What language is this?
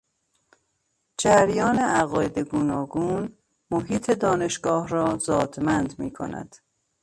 Persian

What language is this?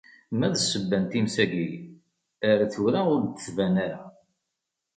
Kabyle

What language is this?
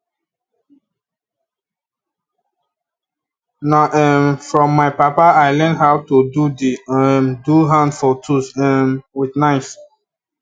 Nigerian Pidgin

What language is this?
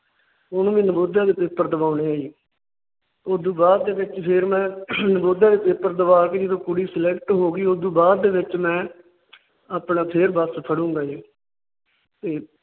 Punjabi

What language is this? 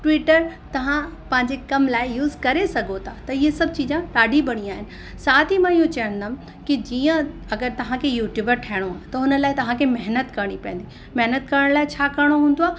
Sindhi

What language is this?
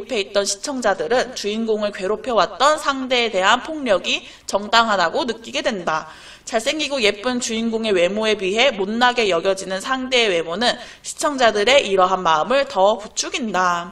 Korean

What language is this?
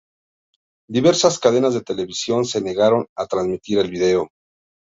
Spanish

